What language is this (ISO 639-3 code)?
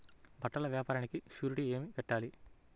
tel